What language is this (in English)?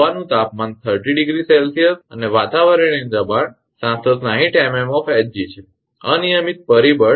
Gujarati